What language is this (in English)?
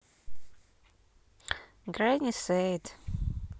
Russian